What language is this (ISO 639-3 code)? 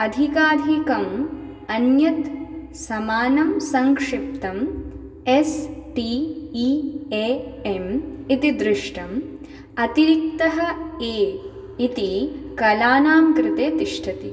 san